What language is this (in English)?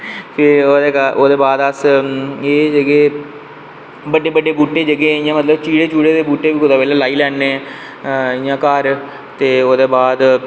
Dogri